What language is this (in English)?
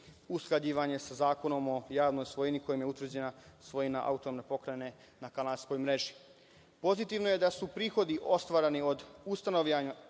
Serbian